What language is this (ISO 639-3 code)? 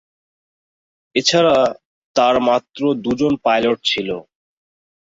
ben